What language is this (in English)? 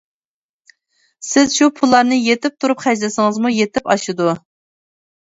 Uyghur